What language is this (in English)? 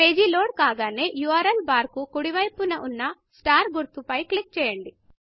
Telugu